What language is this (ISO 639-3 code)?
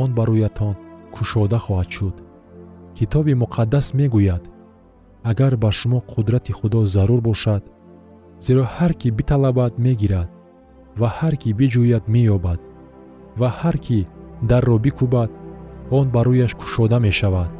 fas